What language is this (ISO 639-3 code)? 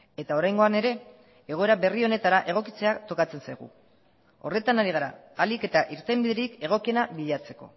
eus